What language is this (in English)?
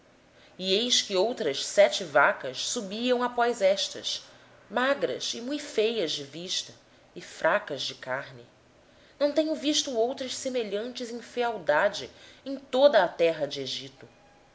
Portuguese